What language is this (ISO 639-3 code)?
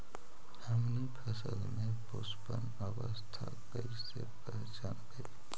mag